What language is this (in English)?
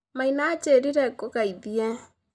Kikuyu